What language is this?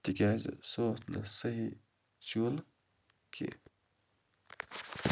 Kashmiri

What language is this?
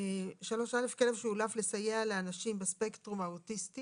Hebrew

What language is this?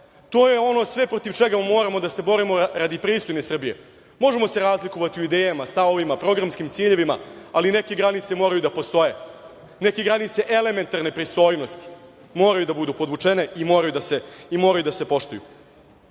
Serbian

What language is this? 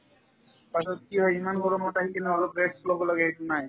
Assamese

